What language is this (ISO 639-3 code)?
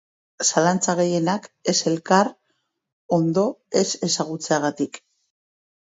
eus